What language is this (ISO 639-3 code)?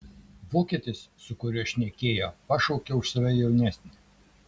lit